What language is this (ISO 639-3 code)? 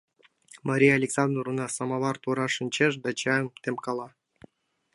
chm